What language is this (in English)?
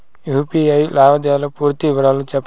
Telugu